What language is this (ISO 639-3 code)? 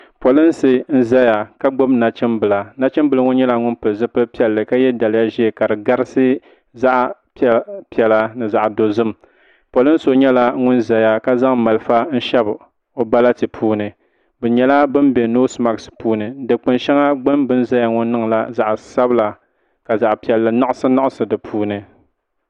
dag